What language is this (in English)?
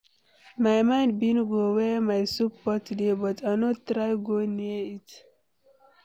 Nigerian Pidgin